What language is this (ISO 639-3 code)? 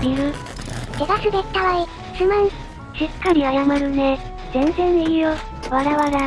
jpn